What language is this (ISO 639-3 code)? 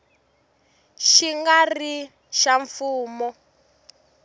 tso